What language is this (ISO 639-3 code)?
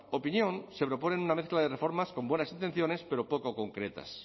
spa